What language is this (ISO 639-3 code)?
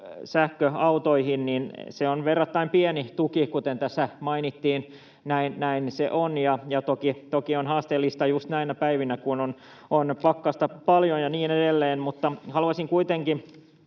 fin